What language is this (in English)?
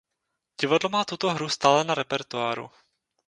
Czech